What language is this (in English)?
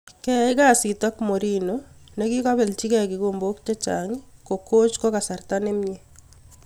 Kalenjin